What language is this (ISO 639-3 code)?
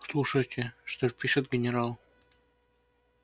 rus